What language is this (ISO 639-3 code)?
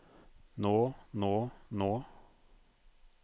nor